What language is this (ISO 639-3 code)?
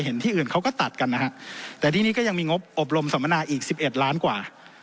tha